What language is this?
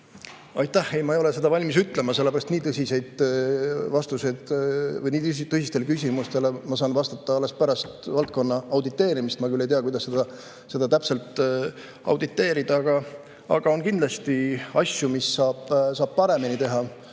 Estonian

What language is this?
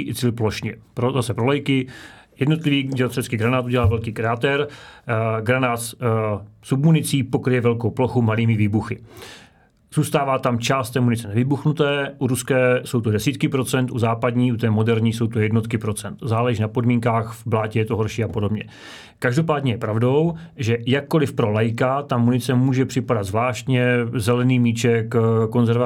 Czech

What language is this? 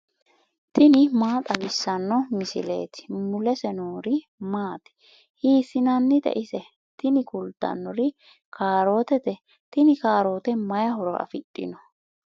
Sidamo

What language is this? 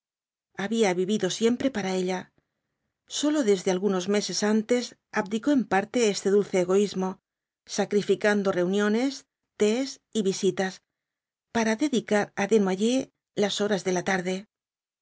Spanish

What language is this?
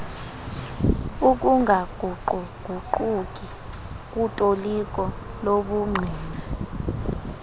Xhosa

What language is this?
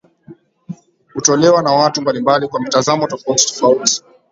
Swahili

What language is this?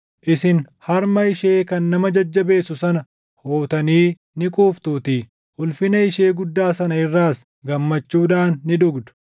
Oromo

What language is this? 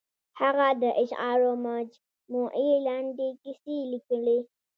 Pashto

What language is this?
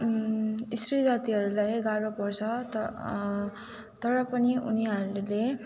Nepali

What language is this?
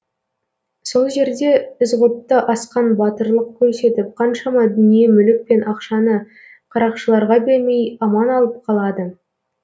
Kazakh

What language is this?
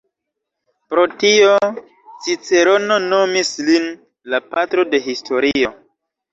Esperanto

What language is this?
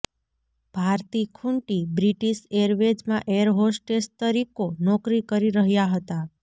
Gujarati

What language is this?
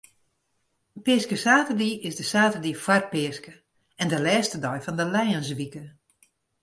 Western Frisian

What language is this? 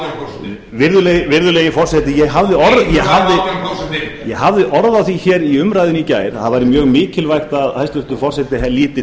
Icelandic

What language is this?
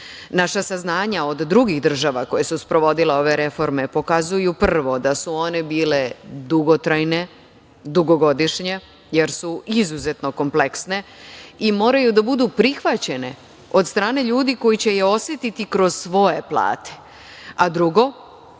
Serbian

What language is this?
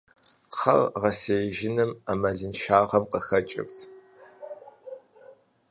Kabardian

